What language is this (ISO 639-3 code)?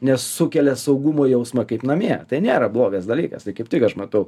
lit